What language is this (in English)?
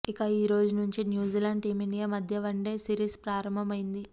Telugu